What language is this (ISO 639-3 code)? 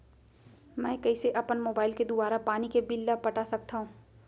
hne